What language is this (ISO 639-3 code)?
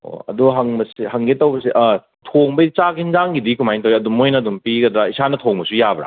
mni